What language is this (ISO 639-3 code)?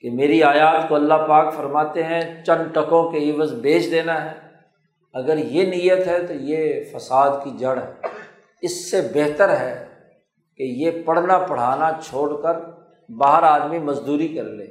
urd